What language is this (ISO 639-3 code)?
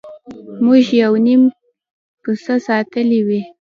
pus